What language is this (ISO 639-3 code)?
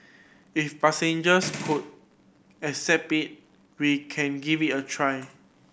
eng